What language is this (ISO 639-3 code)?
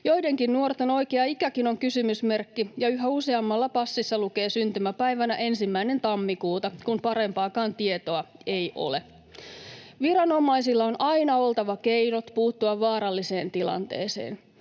fin